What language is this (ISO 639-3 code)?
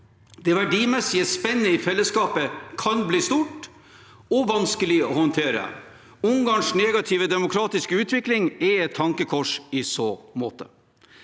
nor